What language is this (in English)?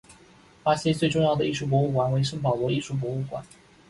Chinese